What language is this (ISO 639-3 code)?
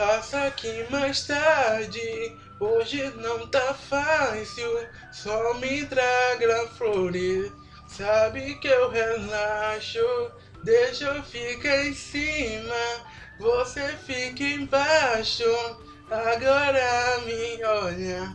por